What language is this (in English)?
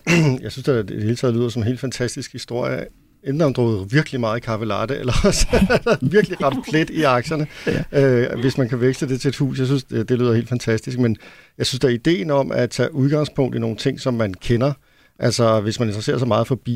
Danish